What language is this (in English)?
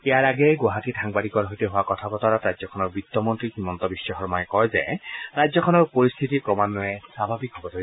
Assamese